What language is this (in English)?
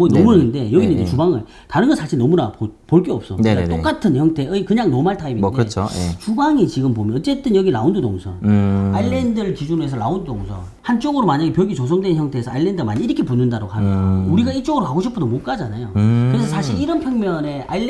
Korean